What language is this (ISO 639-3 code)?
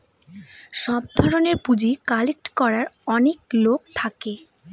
ben